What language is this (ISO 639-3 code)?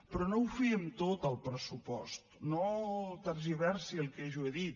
cat